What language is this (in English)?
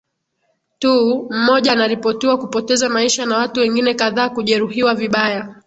Swahili